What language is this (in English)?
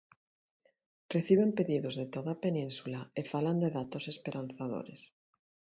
Galician